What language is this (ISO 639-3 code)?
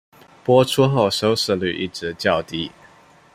zho